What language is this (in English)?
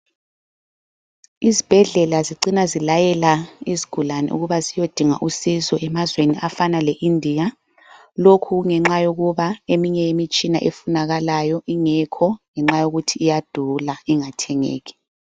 North Ndebele